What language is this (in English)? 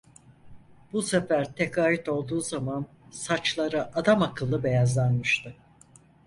Turkish